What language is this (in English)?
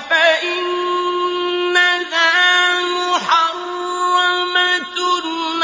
Arabic